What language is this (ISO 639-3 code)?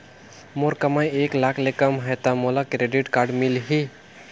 hne